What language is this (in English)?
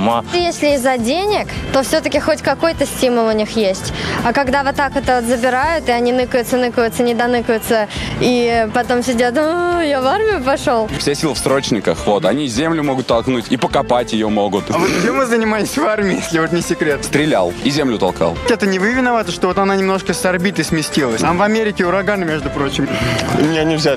Russian